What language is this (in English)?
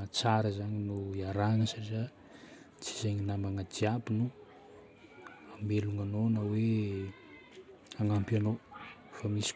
Northern Betsimisaraka Malagasy